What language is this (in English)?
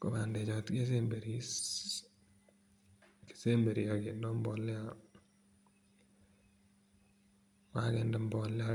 Kalenjin